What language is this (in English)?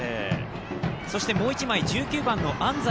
Japanese